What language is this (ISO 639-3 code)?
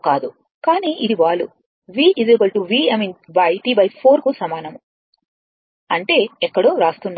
tel